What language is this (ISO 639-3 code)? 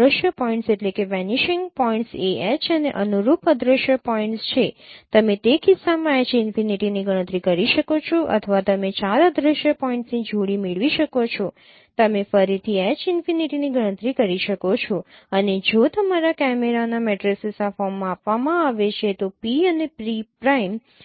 guj